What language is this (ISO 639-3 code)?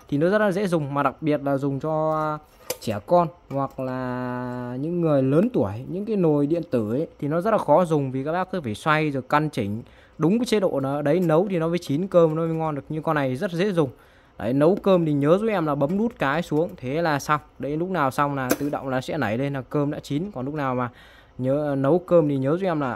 vie